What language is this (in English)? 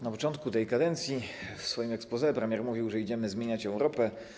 Polish